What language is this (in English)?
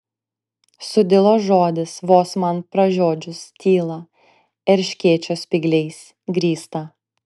Lithuanian